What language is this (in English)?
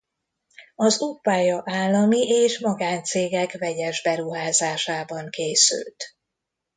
Hungarian